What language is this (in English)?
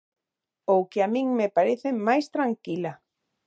Galician